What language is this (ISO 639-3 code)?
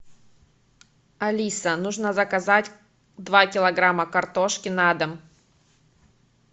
rus